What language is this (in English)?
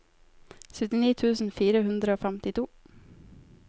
Norwegian